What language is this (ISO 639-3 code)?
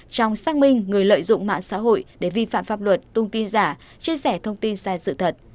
vie